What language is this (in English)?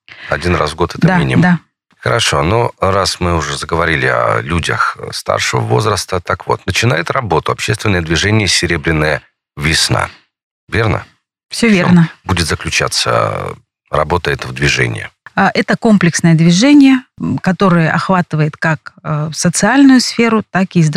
Russian